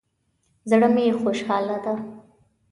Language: Pashto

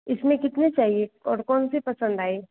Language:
Hindi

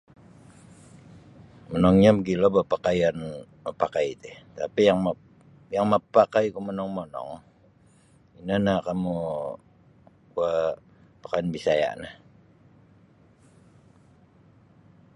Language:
Sabah Bisaya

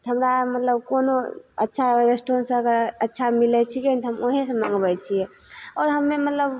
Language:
Maithili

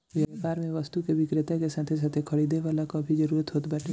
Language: Bhojpuri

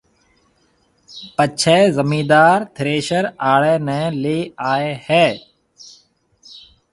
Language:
Marwari (Pakistan)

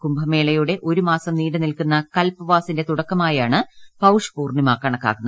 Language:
Malayalam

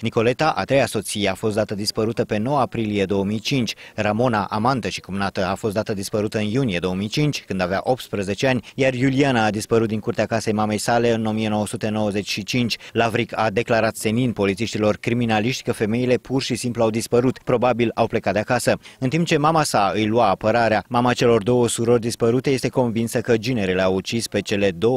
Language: Romanian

